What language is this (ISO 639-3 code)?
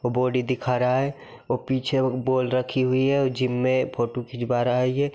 mag